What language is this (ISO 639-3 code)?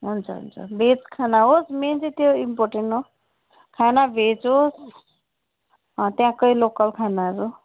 nep